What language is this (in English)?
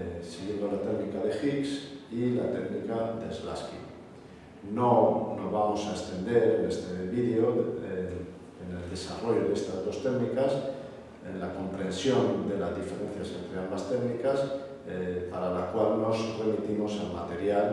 Spanish